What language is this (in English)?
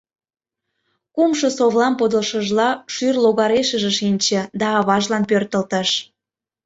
Mari